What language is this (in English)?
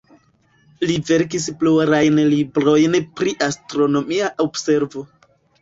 Esperanto